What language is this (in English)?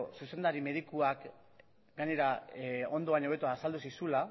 Basque